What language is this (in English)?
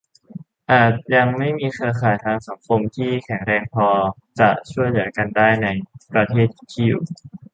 Thai